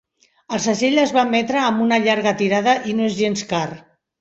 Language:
Catalan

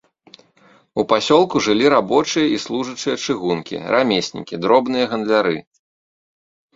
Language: Belarusian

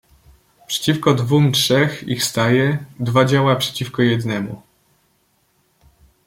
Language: Polish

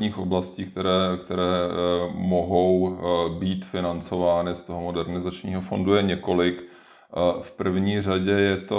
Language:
Czech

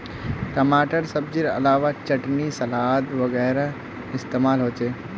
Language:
Magahi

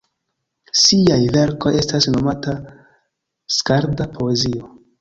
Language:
Esperanto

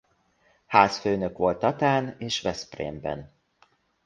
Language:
Hungarian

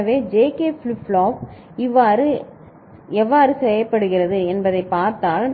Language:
Tamil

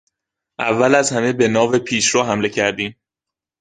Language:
Persian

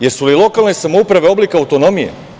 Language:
Serbian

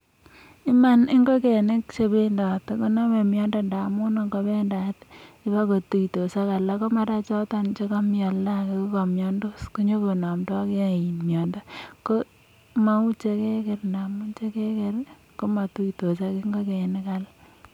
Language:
Kalenjin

